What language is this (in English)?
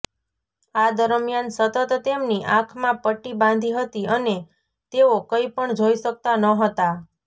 Gujarati